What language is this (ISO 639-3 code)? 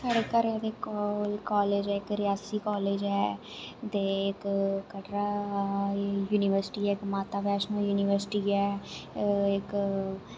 doi